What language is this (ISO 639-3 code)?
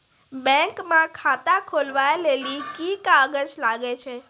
mai